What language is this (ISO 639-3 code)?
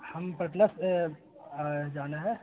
urd